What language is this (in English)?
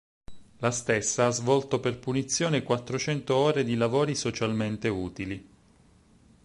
Italian